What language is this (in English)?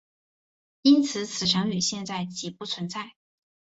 Chinese